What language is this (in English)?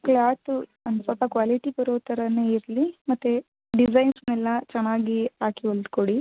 Kannada